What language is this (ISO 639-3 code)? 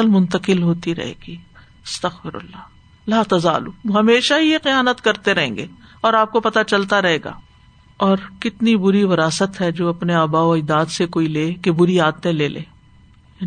urd